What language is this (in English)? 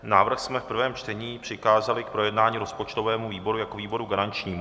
Czech